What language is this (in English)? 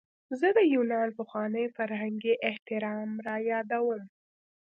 Pashto